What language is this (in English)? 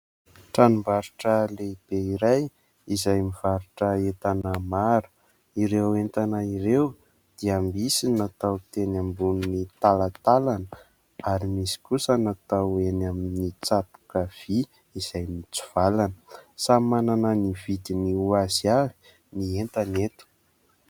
Malagasy